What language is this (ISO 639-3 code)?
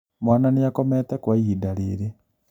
kik